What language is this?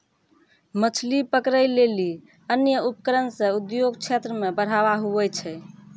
Maithili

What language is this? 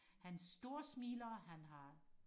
Danish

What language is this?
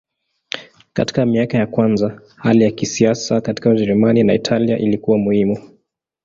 Swahili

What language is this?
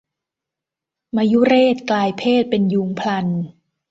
Thai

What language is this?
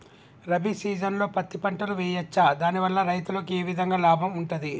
Telugu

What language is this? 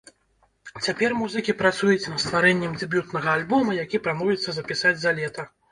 Belarusian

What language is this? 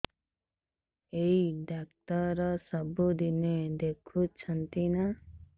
Odia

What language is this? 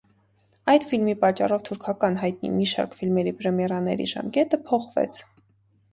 Armenian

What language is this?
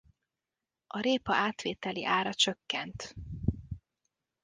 Hungarian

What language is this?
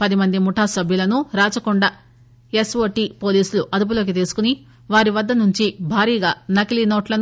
Telugu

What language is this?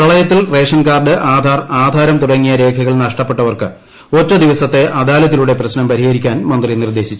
Malayalam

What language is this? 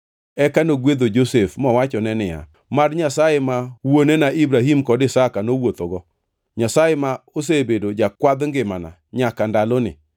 Luo (Kenya and Tanzania)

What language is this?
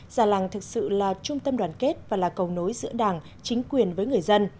Vietnamese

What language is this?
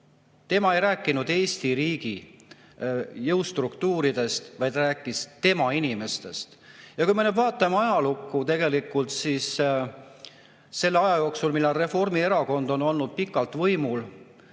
Estonian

